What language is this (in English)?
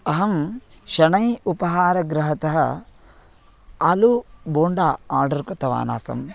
Sanskrit